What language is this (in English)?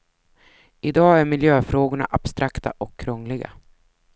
Swedish